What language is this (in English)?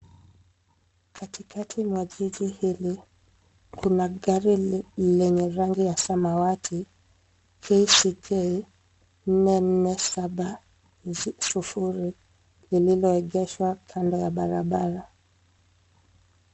Swahili